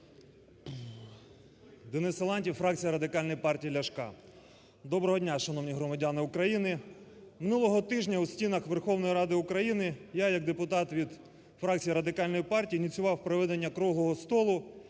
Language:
Ukrainian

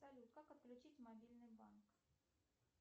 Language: Russian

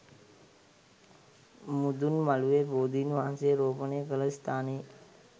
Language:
Sinhala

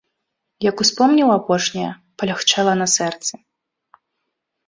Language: Belarusian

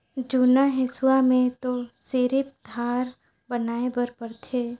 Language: Chhattisgarhi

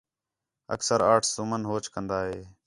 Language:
Khetrani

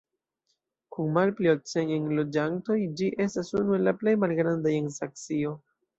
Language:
Esperanto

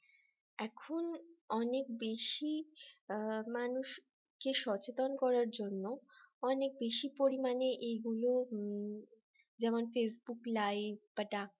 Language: Bangla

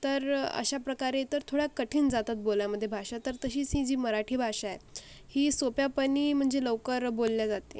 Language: Marathi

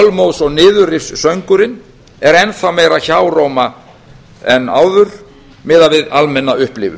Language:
Icelandic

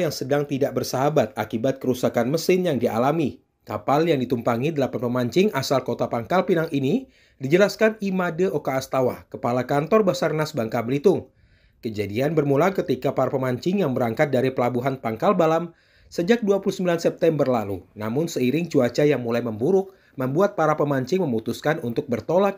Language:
Indonesian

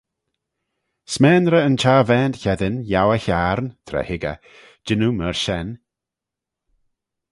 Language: Manx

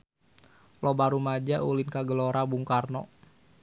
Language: Sundanese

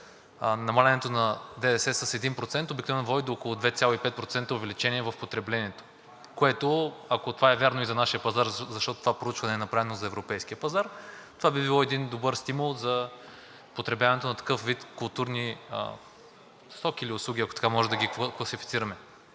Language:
Bulgarian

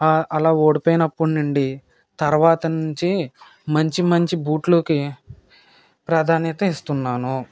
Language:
Telugu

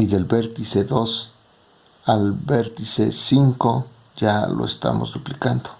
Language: Spanish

